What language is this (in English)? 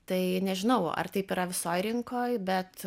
Lithuanian